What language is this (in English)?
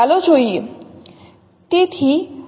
Gujarati